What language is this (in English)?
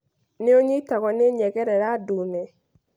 Kikuyu